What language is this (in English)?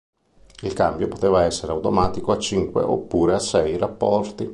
Italian